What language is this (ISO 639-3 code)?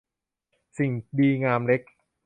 tha